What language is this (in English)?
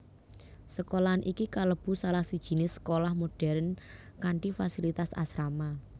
Javanese